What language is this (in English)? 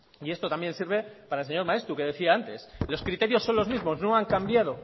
Spanish